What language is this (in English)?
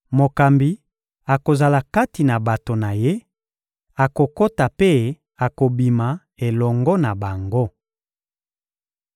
Lingala